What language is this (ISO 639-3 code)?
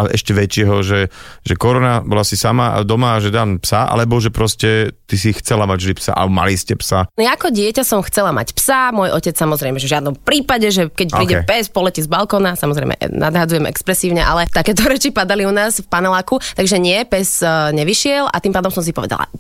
slk